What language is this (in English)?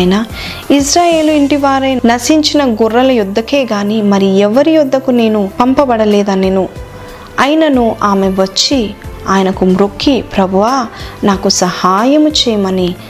Telugu